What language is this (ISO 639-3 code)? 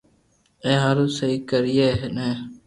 lrk